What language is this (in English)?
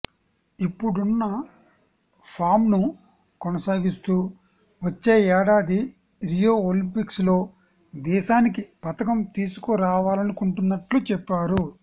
Telugu